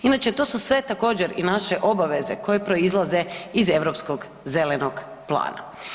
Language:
Croatian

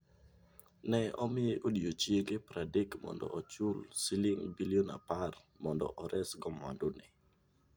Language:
Luo (Kenya and Tanzania)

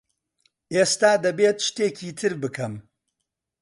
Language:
Central Kurdish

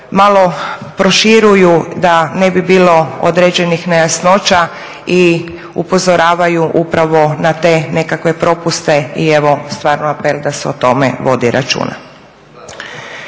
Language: Croatian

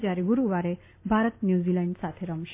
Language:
Gujarati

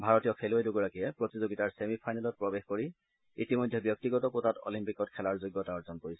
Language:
Assamese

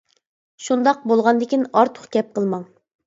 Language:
Uyghur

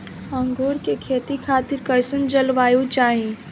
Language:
Bhojpuri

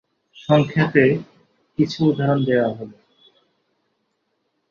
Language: Bangla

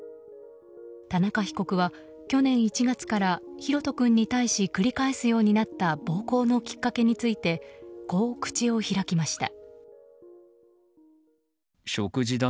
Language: Japanese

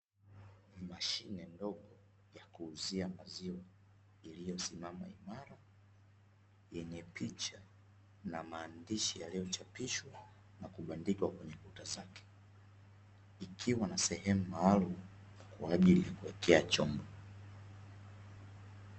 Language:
Swahili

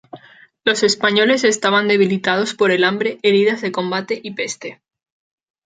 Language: Spanish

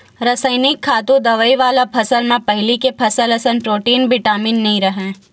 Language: Chhattisgarhi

